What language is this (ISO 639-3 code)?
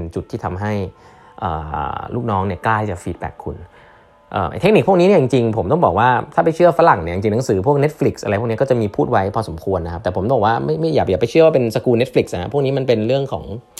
tha